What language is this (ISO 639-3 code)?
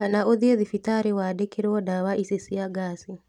kik